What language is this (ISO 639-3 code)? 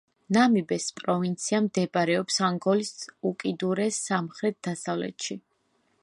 kat